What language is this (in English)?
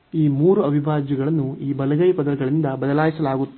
Kannada